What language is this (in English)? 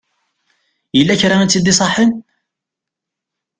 Kabyle